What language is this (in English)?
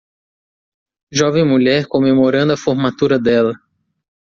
Portuguese